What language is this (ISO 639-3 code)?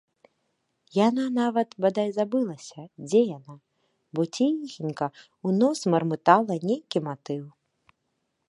bel